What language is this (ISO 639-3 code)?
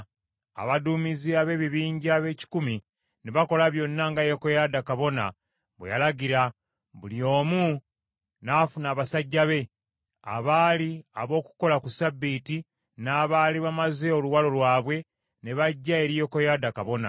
lug